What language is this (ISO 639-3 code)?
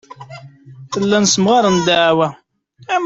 kab